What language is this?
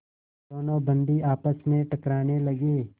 Hindi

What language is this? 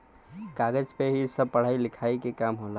Bhojpuri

